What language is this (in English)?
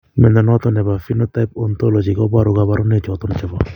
Kalenjin